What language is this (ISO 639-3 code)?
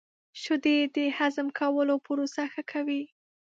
pus